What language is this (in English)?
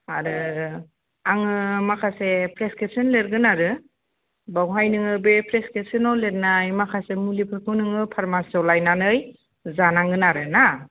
Bodo